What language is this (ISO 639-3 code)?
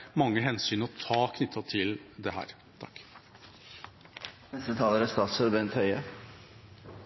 nob